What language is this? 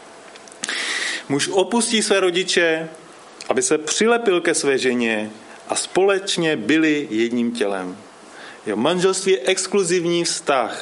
Czech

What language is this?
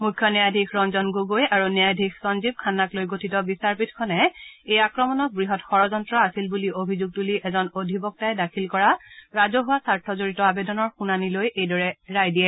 Assamese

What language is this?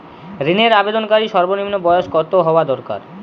Bangla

